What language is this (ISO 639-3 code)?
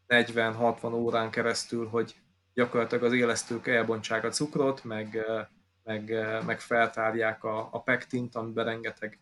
hun